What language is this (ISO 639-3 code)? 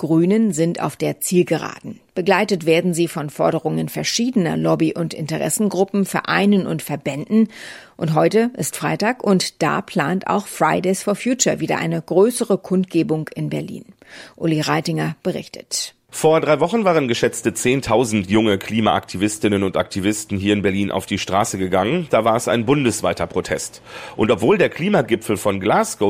deu